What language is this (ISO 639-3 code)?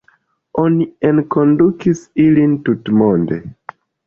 epo